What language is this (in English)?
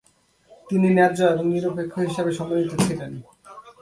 Bangla